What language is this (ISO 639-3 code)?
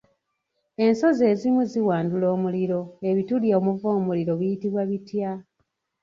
lug